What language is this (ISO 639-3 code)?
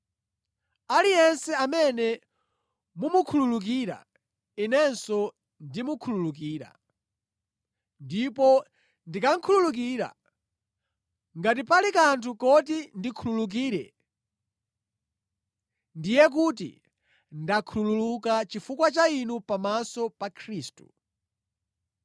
nya